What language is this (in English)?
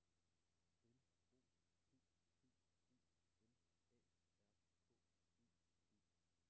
Danish